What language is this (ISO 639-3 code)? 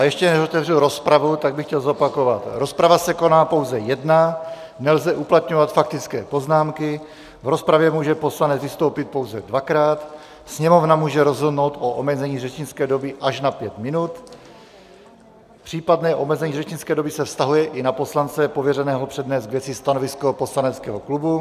ces